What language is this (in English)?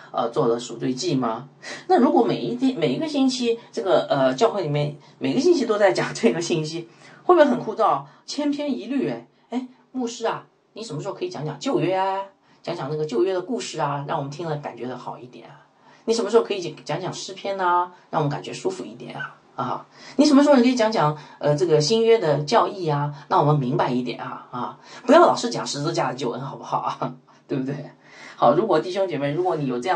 Chinese